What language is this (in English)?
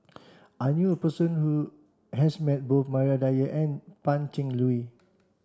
English